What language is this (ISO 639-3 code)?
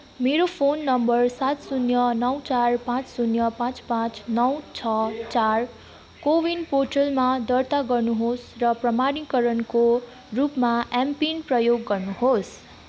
nep